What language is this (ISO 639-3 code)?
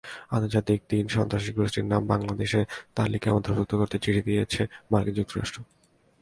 ben